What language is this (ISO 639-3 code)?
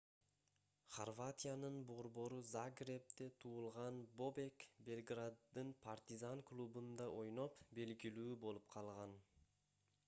kir